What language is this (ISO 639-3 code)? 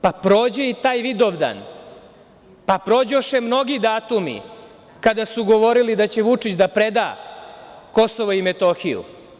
srp